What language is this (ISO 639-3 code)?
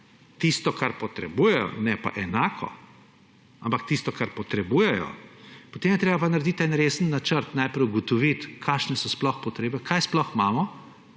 slv